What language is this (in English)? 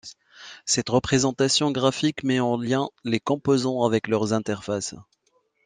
French